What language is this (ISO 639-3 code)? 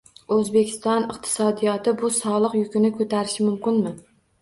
uzb